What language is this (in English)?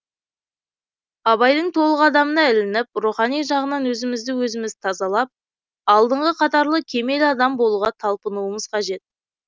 Kazakh